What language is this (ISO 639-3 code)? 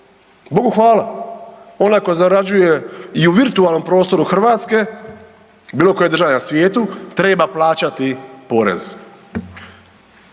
hrv